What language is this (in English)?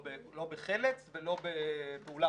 Hebrew